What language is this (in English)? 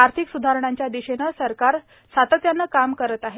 Marathi